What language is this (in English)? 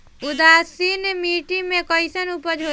Bhojpuri